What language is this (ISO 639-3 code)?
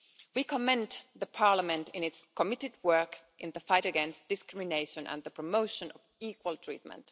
eng